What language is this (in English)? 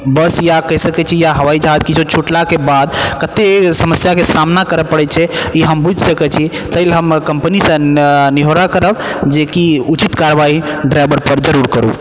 Maithili